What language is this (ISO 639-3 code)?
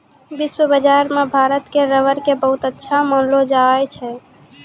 mai